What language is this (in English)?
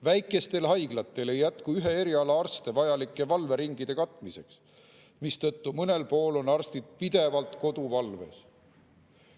Estonian